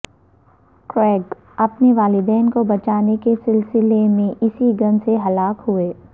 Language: Urdu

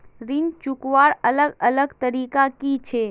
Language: Magahi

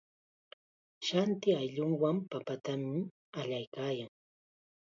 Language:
Chiquián Ancash Quechua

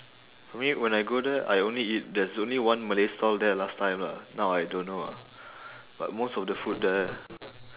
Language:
English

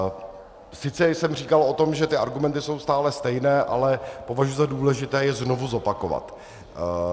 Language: Czech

